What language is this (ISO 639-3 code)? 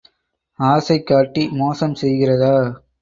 tam